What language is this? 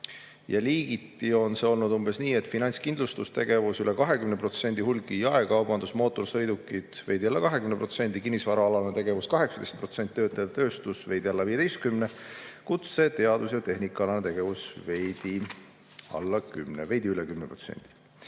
Estonian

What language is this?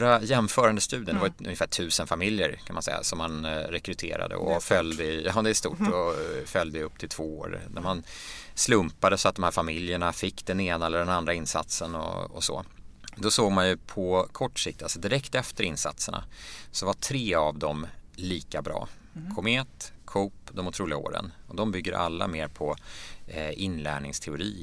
Swedish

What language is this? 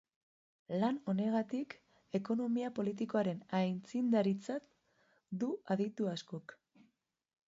Basque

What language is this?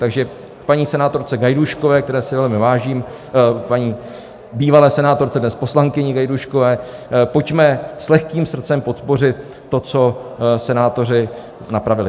Czech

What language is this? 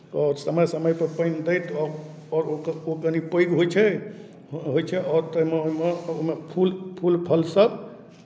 Maithili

